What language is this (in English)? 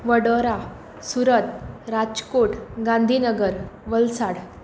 Konkani